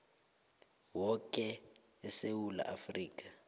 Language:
South Ndebele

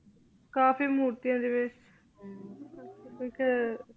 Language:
Punjabi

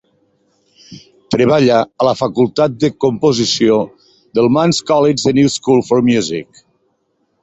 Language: Catalan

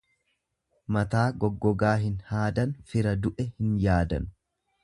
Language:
Oromo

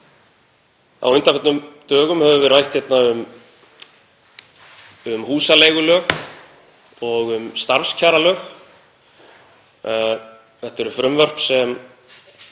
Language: Icelandic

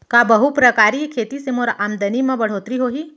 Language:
Chhattisgarhi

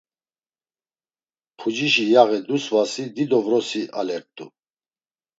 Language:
Laz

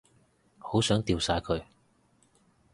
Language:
Cantonese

